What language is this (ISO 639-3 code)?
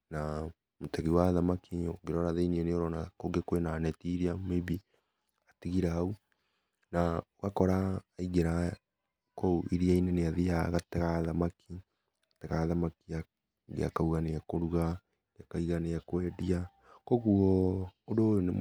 kik